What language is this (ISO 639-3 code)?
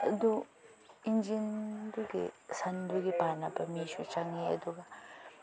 mni